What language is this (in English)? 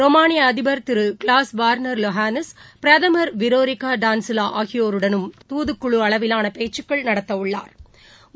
Tamil